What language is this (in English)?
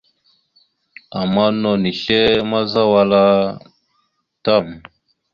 Mada (Cameroon)